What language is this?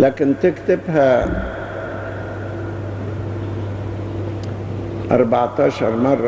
Arabic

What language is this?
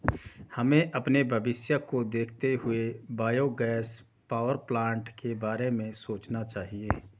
Hindi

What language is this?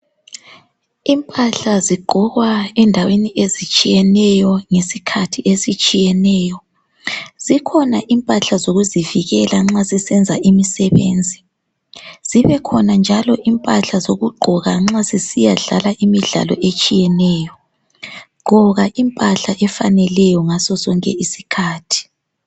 North Ndebele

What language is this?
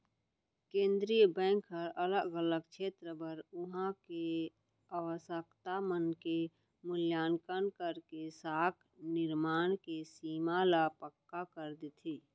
Chhattisgarhi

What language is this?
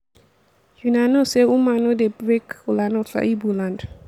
Nigerian Pidgin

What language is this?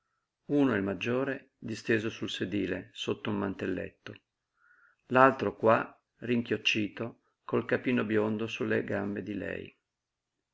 Italian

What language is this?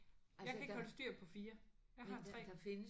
Danish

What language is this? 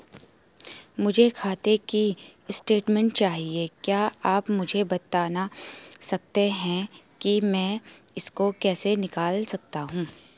Hindi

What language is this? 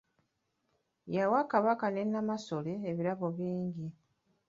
Ganda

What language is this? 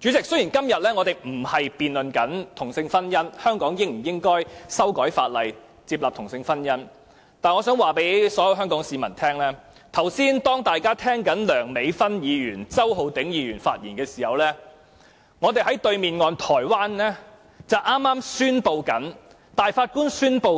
Cantonese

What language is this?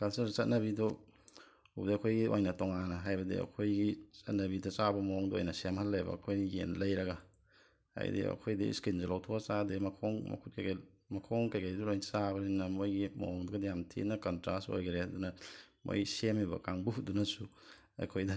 Manipuri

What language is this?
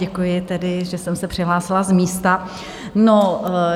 Czech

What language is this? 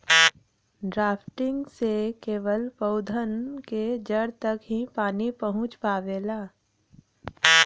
Bhojpuri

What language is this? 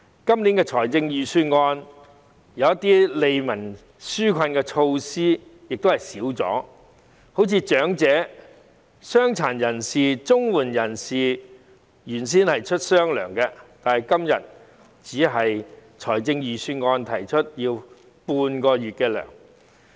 Cantonese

